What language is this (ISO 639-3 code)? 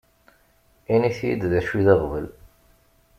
kab